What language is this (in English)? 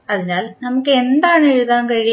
Malayalam